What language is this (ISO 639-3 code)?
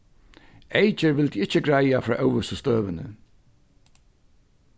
fao